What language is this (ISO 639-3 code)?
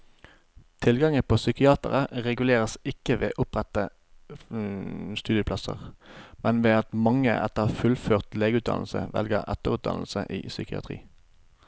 nor